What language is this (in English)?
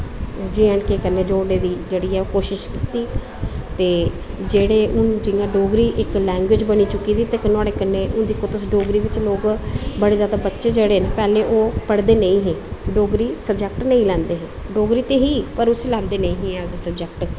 Dogri